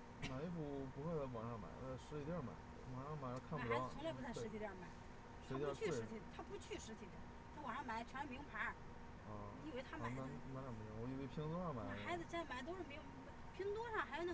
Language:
Chinese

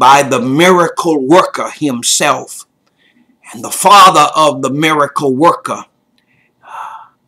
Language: English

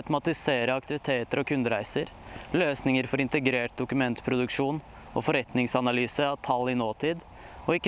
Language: Norwegian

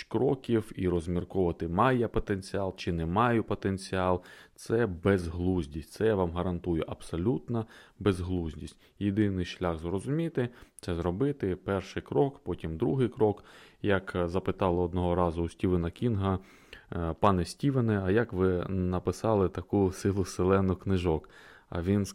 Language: Ukrainian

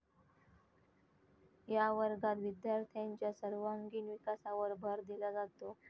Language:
Marathi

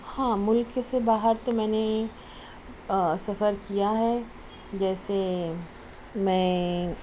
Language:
Urdu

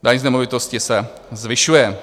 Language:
Czech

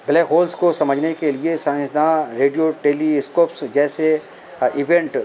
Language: Urdu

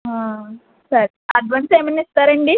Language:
Telugu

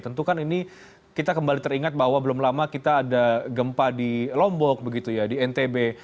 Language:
Indonesian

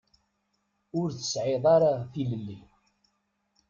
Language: Kabyle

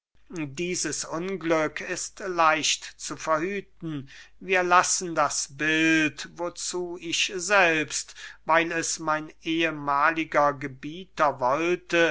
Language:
German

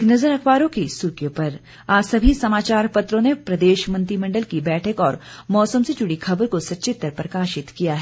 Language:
Hindi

